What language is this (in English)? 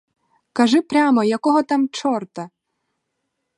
Ukrainian